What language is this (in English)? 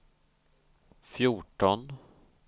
Swedish